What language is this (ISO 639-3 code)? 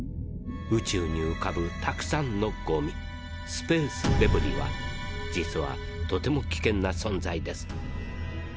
jpn